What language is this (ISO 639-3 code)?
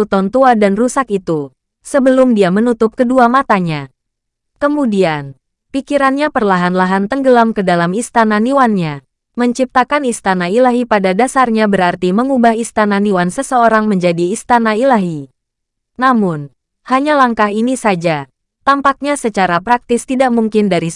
ind